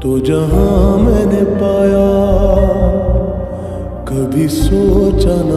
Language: Arabic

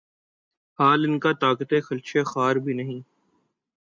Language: Urdu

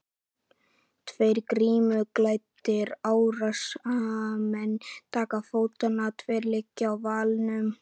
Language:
Icelandic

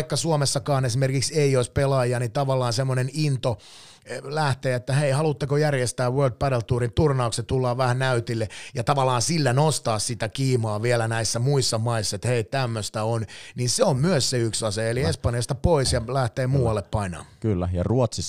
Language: Finnish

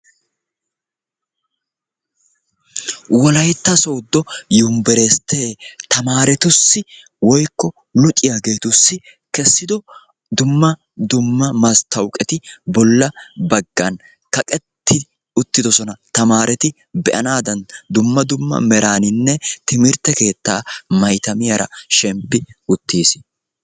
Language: Wolaytta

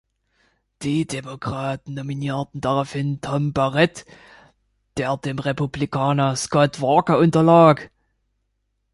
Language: German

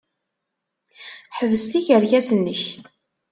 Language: Kabyle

